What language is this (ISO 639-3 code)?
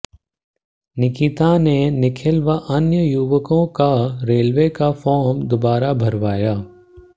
hin